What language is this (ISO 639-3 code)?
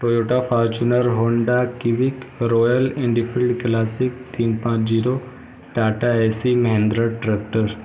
urd